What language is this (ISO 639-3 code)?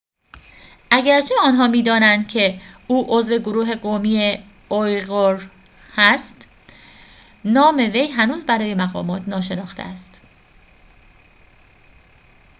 fas